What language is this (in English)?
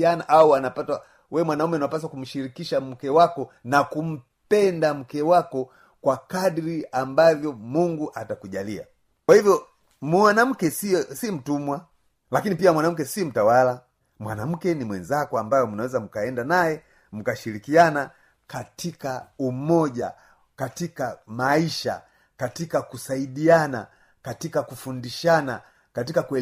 Swahili